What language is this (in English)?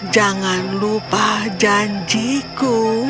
Indonesian